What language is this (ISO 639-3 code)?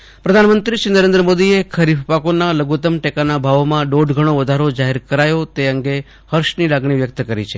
guj